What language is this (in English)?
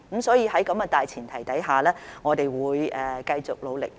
Cantonese